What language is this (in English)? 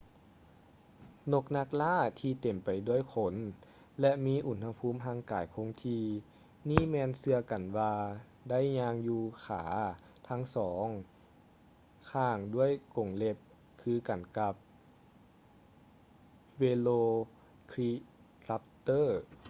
Lao